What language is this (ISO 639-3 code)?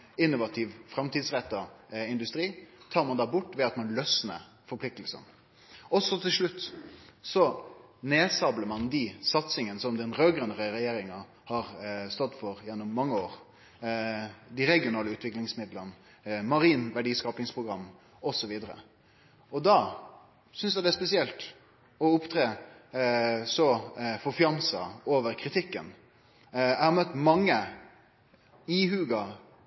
nno